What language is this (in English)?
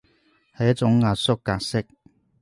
Cantonese